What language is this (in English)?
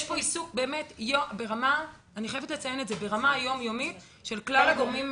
Hebrew